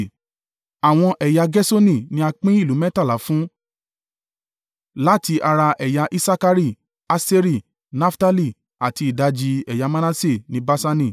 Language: Yoruba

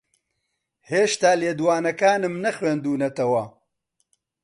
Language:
Central Kurdish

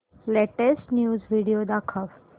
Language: Marathi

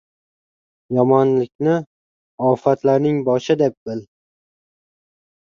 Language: Uzbek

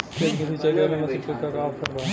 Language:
Bhojpuri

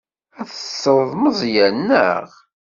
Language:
Kabyle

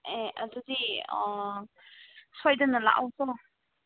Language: Manipuri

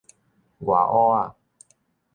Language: Min Nan Chinese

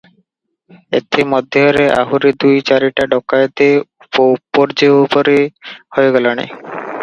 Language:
Odia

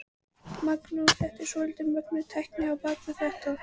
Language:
Icelandic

